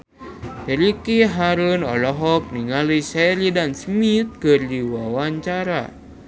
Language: Sundanese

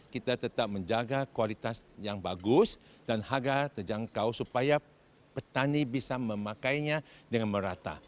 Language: Indonesian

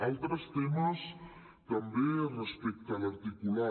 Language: Catalan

